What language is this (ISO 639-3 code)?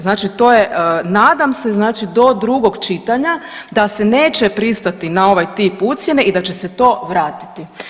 hrv